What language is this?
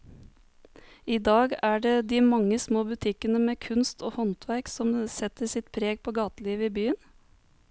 Norwegian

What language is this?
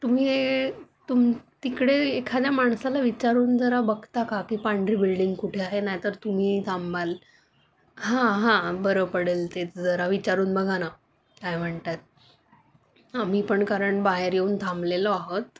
Marathi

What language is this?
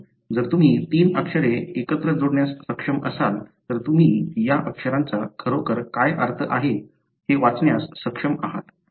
Marathi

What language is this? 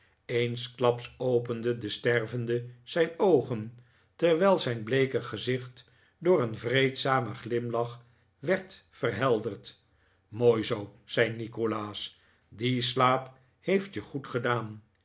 Dutch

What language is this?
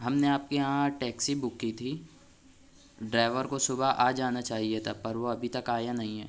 Urdu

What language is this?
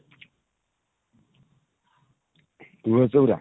Odia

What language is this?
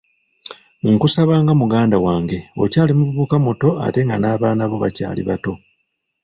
Ganda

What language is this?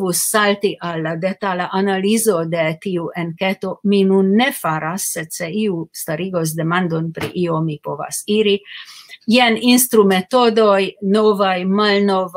Romanian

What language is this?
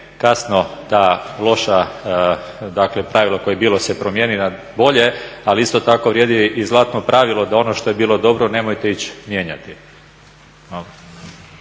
Croatian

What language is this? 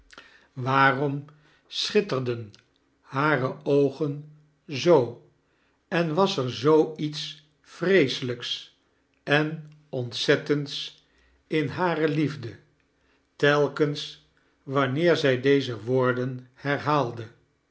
Dutch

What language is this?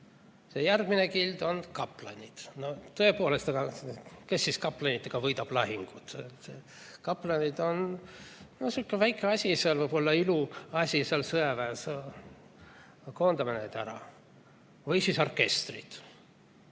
Estonian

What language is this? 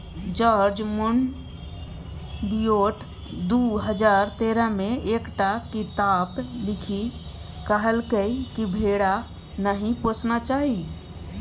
Maithili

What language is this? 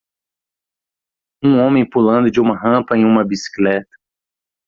Portuguese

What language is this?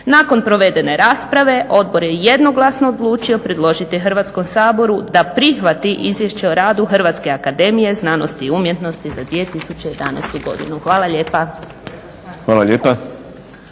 Croatian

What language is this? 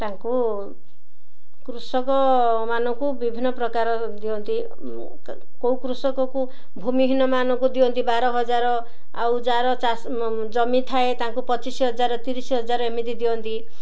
Odia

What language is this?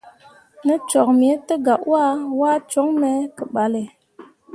Mundang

